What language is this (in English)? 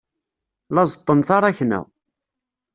Kabyle